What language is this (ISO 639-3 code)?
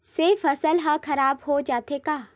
hne